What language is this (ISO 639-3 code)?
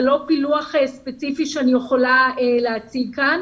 heb